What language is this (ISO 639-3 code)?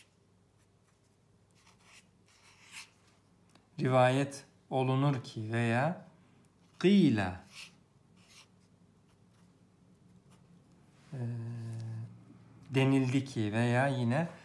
tur